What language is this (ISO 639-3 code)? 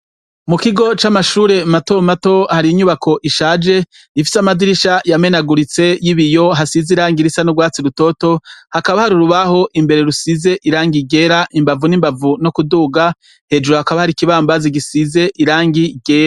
run